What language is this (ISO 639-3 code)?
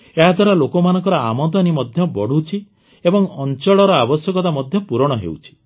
ori